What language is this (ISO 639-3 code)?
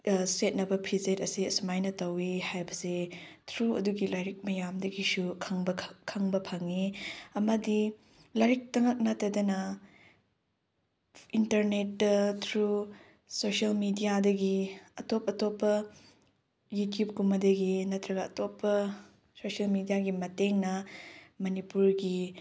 mni